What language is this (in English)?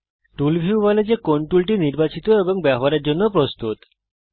Bangla